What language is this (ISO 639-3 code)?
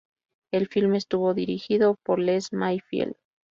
spa